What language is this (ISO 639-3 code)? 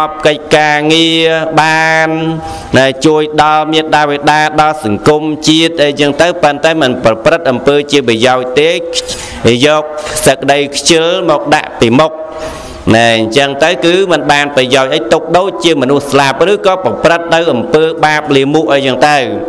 vie